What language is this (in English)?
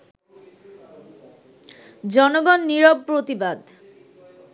Bangla